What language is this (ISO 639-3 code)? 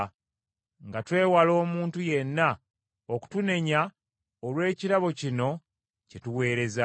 lug